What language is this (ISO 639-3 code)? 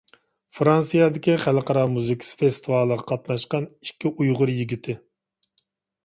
uig